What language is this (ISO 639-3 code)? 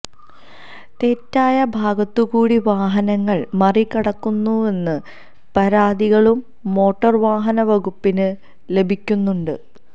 mal